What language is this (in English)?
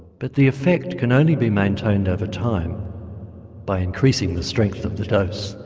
English